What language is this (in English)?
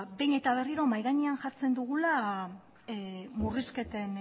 Basque